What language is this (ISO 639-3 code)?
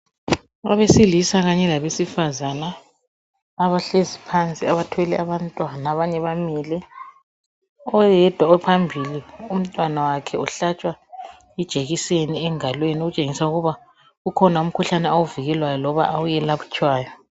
nde